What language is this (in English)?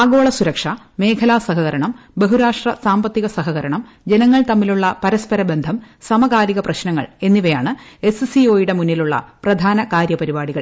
Malayalam